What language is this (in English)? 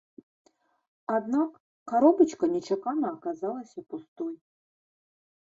Belarusian